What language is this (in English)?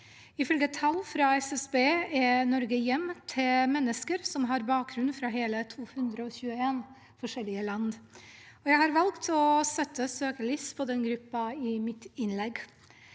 Norwegian